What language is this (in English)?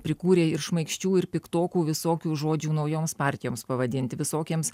Lithuanian